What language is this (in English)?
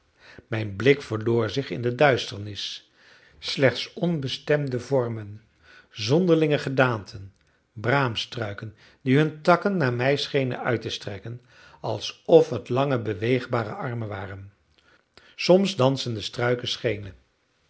Dutch